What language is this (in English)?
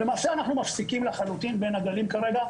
Hebrew